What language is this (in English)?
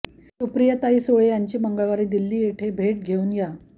Marathi